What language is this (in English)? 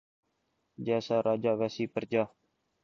Urdu